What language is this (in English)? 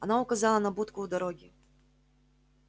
Russian